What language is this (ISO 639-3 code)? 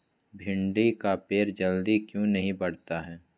mag